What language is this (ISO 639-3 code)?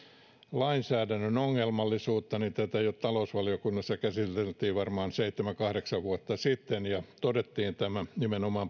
fin